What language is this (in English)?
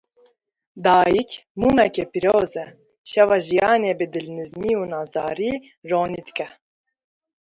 Kurdish